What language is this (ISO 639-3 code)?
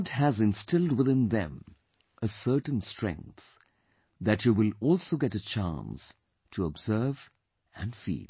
eng